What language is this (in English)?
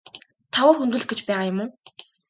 Mongolian